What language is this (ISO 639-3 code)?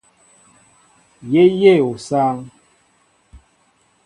mbo